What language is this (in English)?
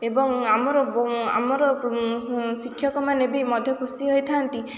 Odia